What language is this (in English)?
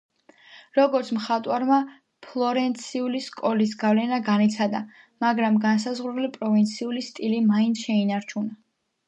Georgian